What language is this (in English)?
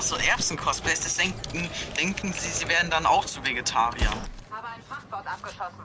German